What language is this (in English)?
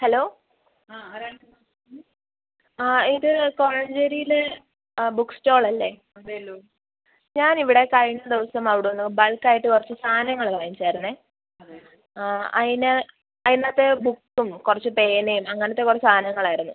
Malayalam